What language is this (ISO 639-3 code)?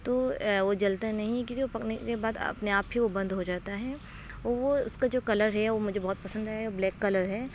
urd